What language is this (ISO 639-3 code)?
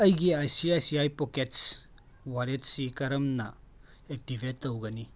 mni